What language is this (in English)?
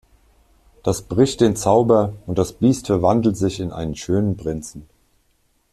German